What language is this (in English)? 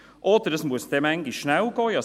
Swiss German